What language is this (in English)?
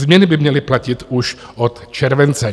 Czech